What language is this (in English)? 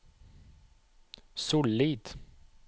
Norwegian